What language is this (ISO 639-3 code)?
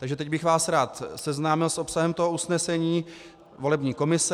ces